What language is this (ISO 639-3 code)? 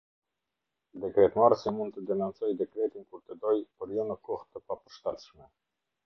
sqi